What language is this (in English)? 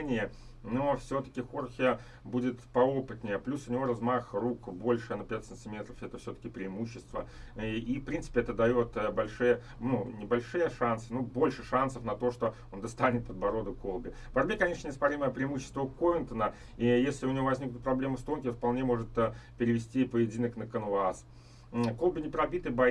Russian